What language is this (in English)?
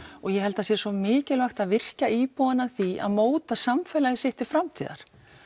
Icelandic